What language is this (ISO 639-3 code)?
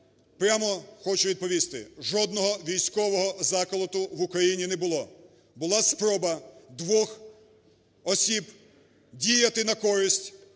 ukr